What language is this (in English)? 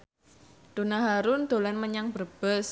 Javanese